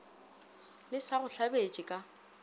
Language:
Northern Sotho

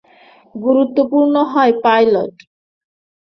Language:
Bangla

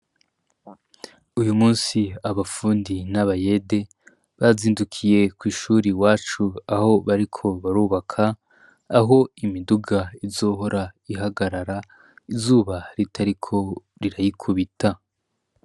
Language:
Rundi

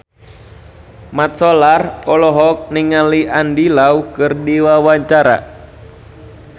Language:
Sundanese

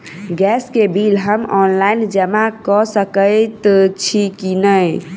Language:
Maithili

